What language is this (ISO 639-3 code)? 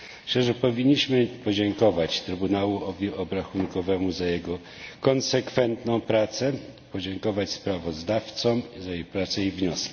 pol